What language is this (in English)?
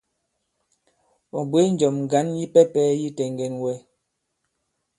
Bankon